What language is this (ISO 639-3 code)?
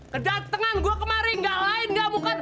ind